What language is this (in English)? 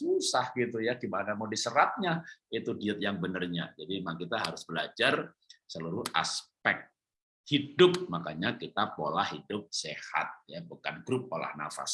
Indonesian